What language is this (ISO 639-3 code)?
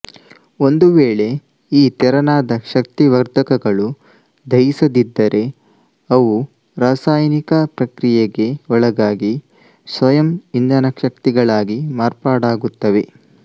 kan